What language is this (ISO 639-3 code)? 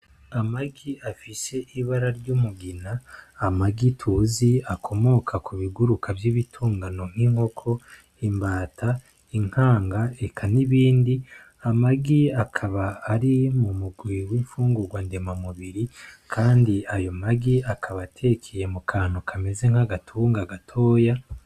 run